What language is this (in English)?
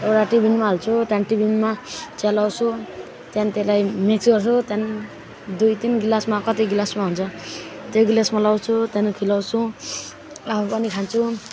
Nepali